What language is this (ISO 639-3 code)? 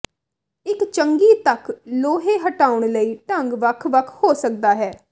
pan